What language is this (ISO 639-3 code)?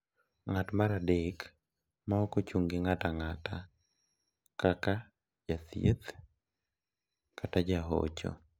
luo